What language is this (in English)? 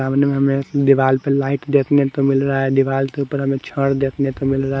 Hindi